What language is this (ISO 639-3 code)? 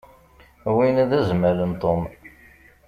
kab